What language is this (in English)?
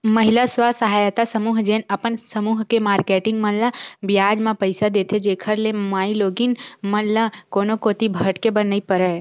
Chhattisgarhi